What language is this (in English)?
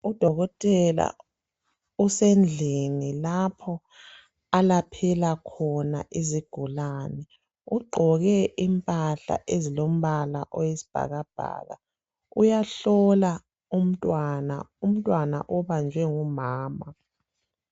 North Ndebele